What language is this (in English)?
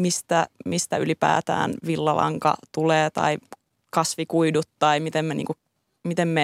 Finnish